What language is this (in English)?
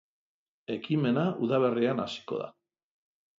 Basque